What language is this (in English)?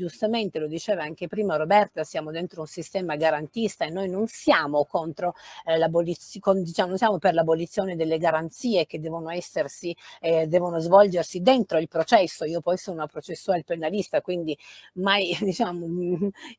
Italian